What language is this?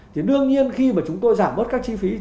Vietnamese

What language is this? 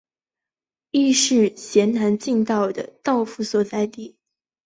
Chinese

